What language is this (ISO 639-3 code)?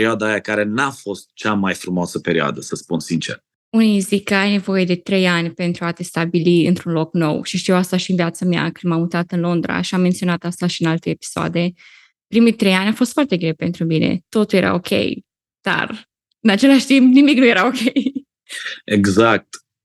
ron